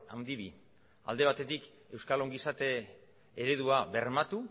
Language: Basque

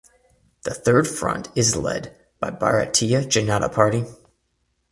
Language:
English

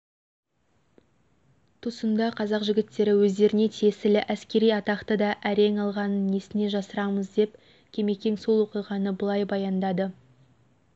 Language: Kazakh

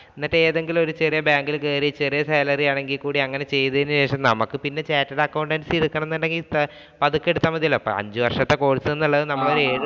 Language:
Malayalam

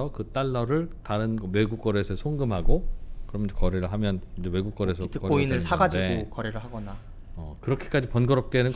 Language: Korean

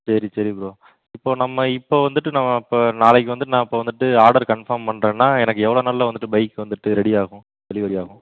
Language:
Tamil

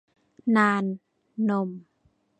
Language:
Thai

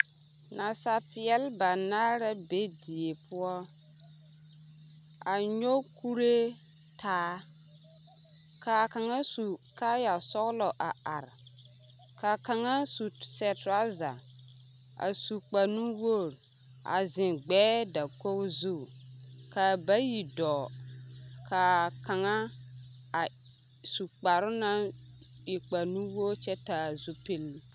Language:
Southern Dagaare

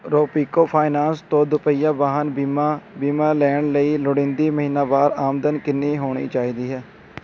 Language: Punjabi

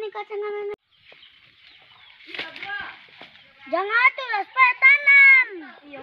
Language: Spanish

